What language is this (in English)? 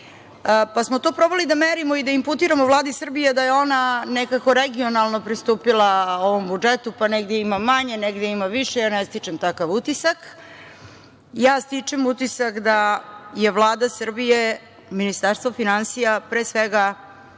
Serbian